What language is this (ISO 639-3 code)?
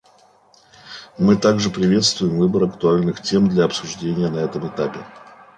rus